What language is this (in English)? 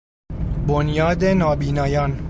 Persian